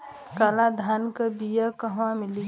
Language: Bhojpuri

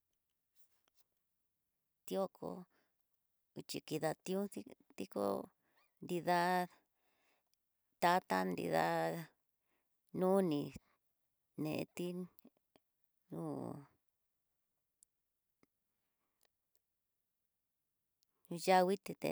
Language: Tidaá Mixtec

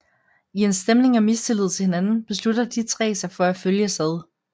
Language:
Danish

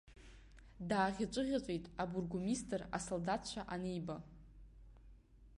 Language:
Abkhazian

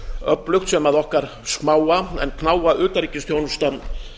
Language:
Icelandic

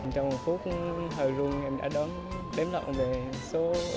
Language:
Vietnamese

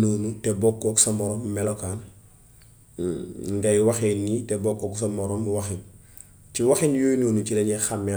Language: Gambian Wolof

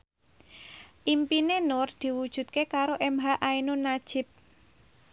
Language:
Javanese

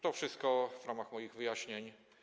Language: Polish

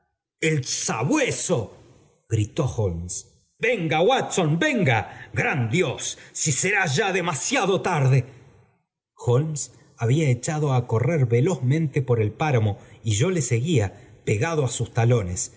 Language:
Spanish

